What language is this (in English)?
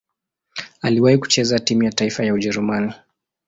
Swahili